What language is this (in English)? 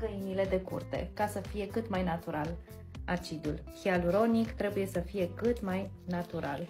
Romanian